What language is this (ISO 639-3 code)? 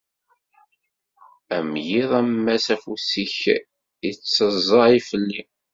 kab